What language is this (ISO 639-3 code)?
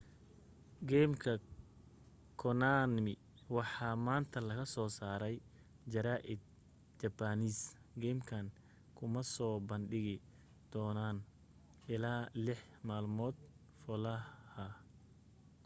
som